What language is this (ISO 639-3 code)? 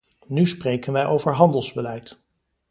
nld